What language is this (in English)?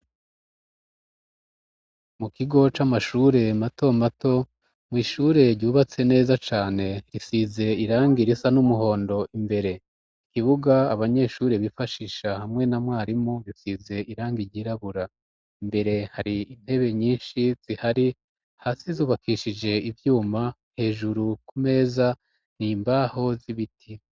Rundi